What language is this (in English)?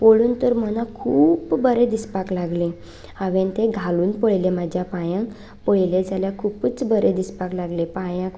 Konkani